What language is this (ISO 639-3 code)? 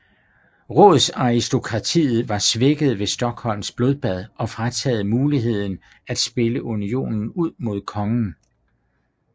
dan